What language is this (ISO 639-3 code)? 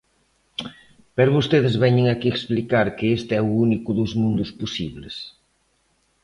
glg